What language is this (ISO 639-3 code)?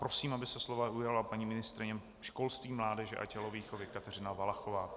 ces